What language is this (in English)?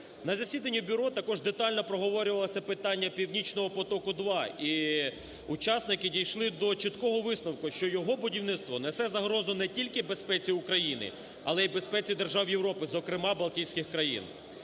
Ukrainian